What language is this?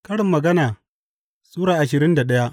Hausa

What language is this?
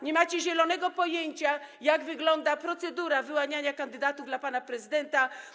Polish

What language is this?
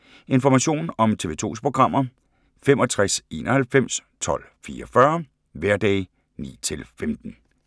Danish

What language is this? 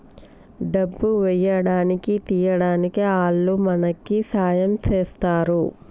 Telugu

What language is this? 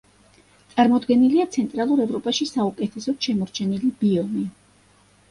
Georgian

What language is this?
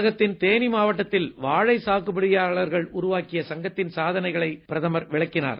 Tamil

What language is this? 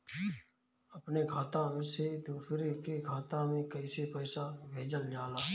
Bhojpuri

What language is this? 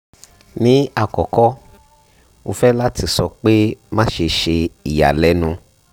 Yoruba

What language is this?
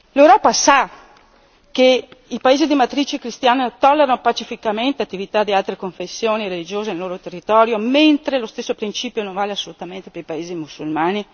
Italian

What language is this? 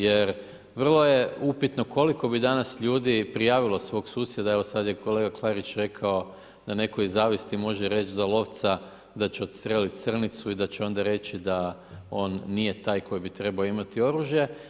Croatian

